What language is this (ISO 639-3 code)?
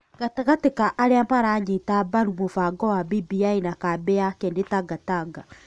kik